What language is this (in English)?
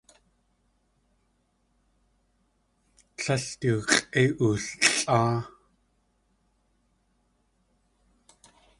Tlingit